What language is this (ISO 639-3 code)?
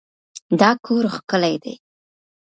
pus